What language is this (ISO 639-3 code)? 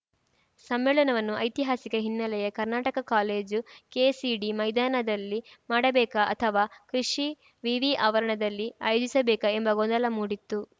kan